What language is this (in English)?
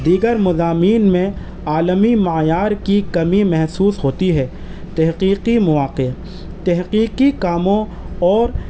Urdu